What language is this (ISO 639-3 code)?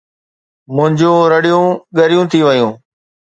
snd